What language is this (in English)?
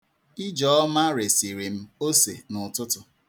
Igbo